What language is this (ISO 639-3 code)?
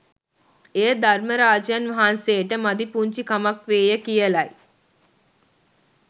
sin